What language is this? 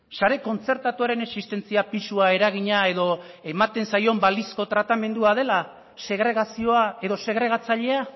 Basque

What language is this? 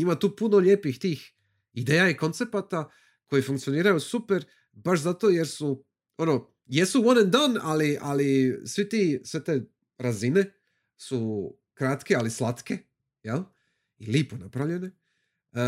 Croatian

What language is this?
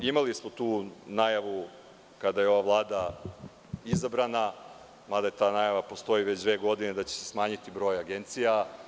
Serbian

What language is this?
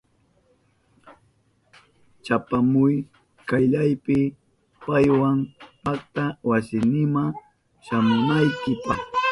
Southern Pastaza Quechua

